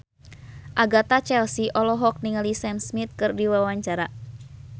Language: Sundanese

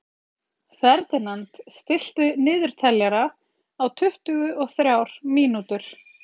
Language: Icelandic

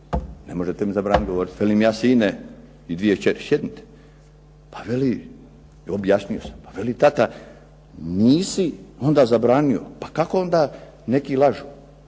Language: Croatian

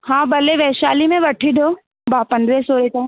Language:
Sindhi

